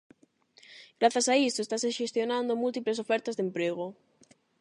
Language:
Galician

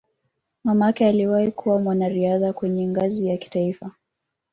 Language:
Swahili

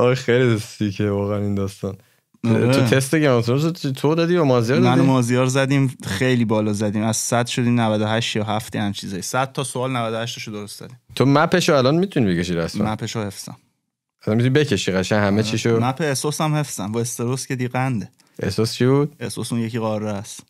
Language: Persian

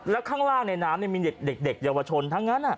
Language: Thai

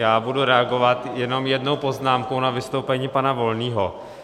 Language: Czech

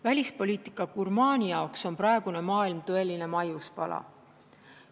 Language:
Estonian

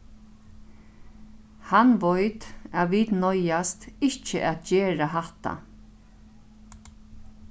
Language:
Faroese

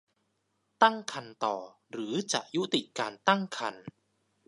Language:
Thai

